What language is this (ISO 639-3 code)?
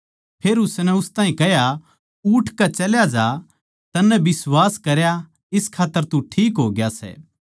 bgc